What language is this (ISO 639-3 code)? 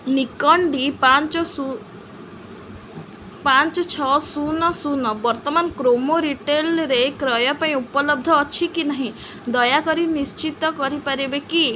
ori